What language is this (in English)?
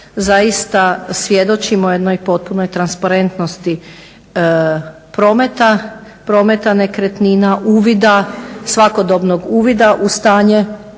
Croatian